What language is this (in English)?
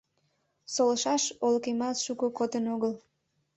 Mari